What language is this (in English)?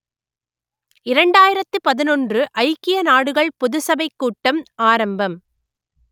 Tamil